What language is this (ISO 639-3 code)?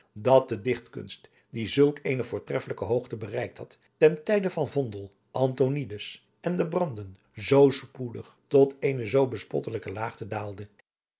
nld